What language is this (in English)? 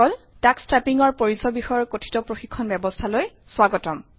Assamese